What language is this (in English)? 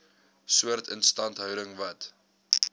Afrikaans